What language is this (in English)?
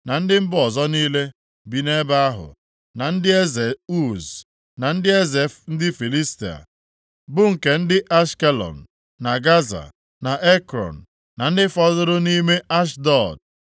Igbo